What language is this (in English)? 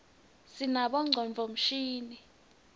Swati